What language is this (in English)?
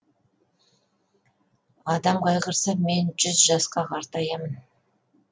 Kazakh